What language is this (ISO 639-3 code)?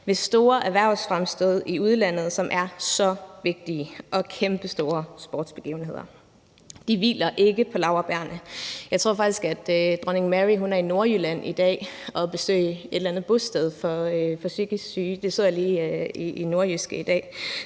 dan